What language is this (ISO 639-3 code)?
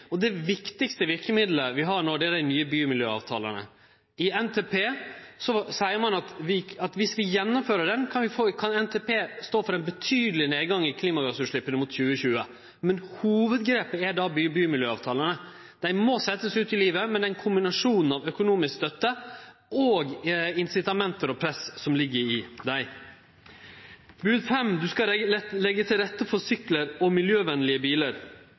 nno